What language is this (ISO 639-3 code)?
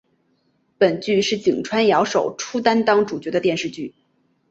zho